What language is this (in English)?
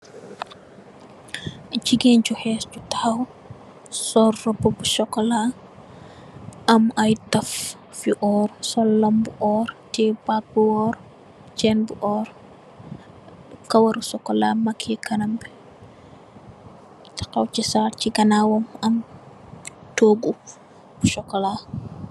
Wolof